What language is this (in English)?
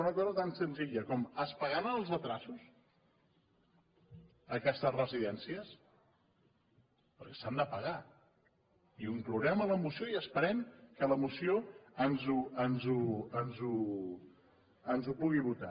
Catalan